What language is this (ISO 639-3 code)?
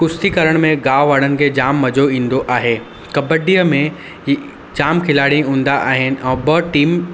snd